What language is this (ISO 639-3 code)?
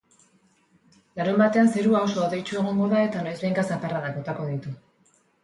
eus